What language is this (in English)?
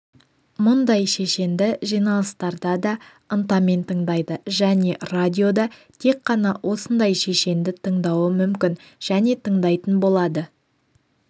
Kazakh